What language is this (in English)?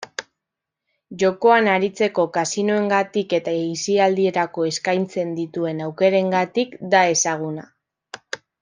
Basque